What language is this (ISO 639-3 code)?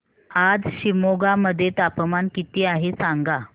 mar